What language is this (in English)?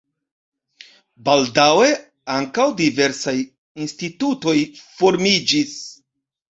Esperanto